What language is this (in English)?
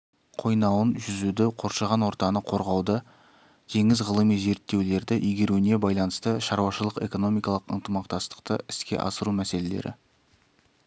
Kazakh